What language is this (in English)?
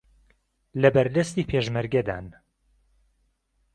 Central Kurdish